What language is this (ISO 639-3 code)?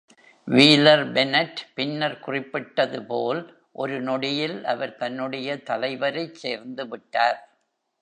tam